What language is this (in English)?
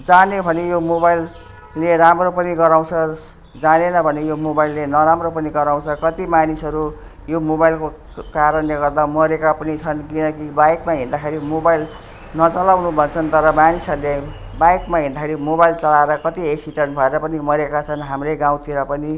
Nepali